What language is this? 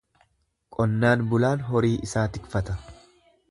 Oromo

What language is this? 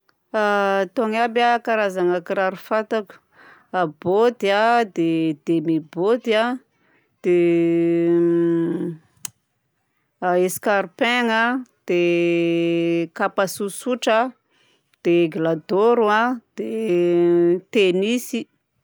Southern Betsimisaraka Malagasy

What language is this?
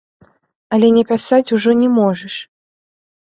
Belarusian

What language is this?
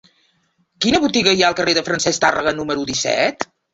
Catalan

